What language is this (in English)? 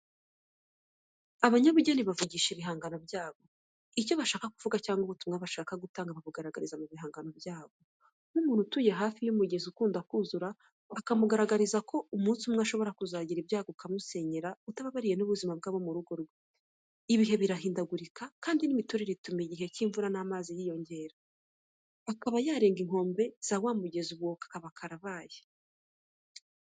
Kinyarwanda